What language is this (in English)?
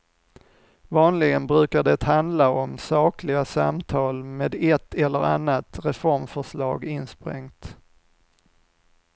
Swedish